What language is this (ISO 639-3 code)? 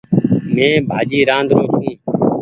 gig